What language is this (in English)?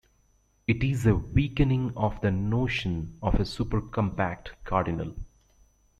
English